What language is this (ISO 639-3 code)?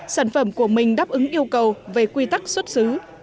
vie